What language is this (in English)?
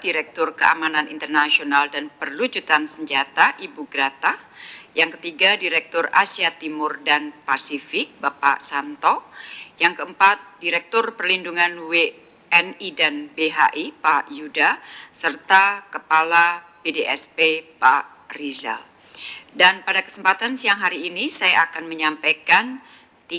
Indonesian